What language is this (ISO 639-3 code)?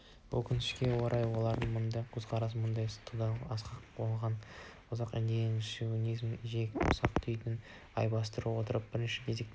kaz